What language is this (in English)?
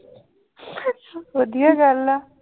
Punjabi